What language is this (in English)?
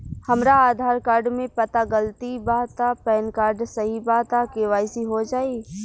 Bhojpuri